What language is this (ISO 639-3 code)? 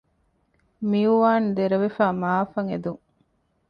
div